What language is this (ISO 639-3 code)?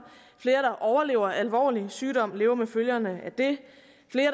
dan